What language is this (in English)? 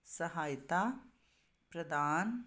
Punjabi